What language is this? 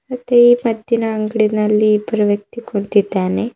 Kannada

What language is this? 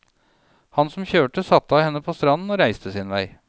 Norwegian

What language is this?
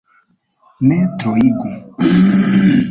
Esperanto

